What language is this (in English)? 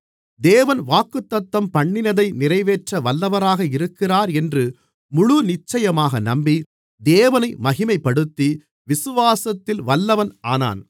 Tamil